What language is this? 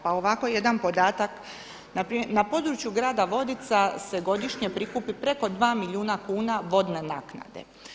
Croatian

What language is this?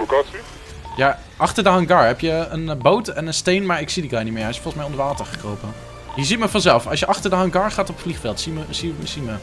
Dutch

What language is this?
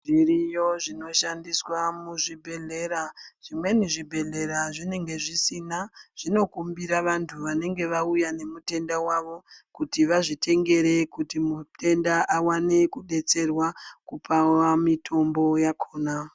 Ndau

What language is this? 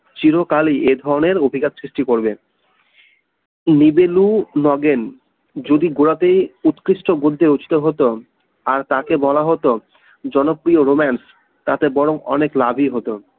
Bangla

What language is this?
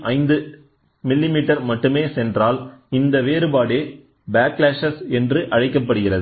Tamil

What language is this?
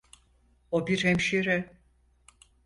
Turkish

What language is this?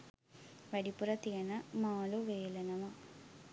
Sinhala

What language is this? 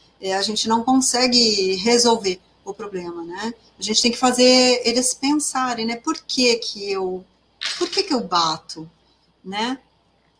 Portuguese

